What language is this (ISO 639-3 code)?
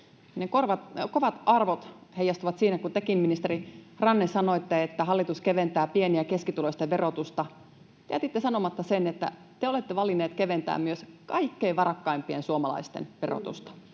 fin